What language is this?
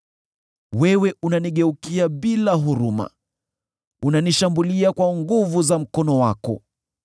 Swahili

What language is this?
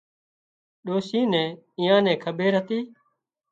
Wadiyara Koli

